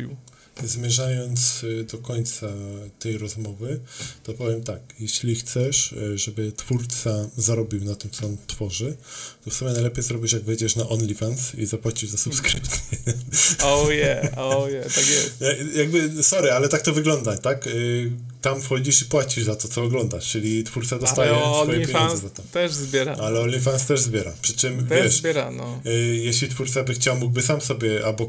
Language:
Polish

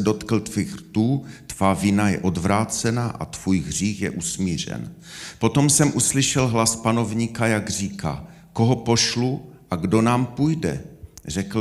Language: Czech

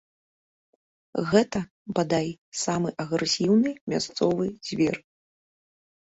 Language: Belarusian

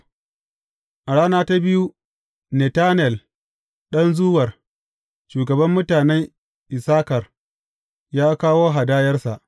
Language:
Hausa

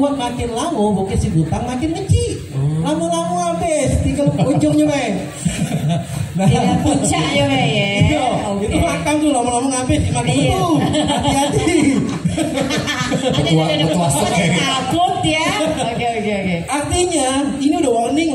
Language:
Indonesian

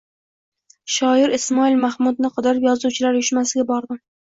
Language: Uzbek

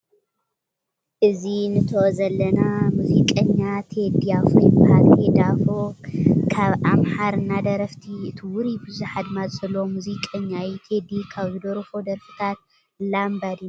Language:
Tigrinya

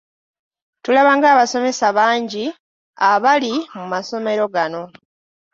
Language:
Ganda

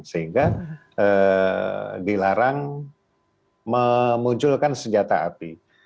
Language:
Indonesian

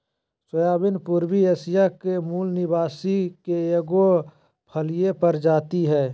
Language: Magahi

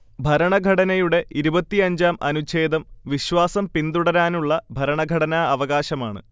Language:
Malayalam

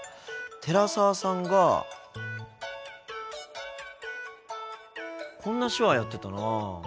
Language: Japanese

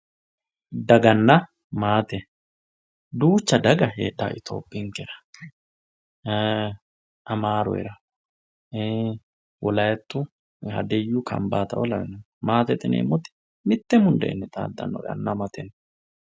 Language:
Sidamo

